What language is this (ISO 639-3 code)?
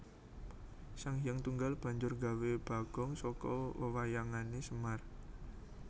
jav